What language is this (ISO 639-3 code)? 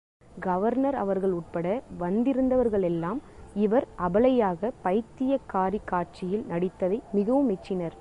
tam